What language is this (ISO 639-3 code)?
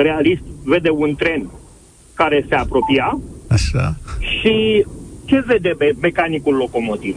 ron